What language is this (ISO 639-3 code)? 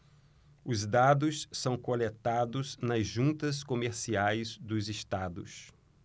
por